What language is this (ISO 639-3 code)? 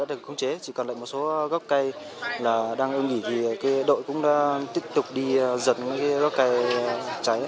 vie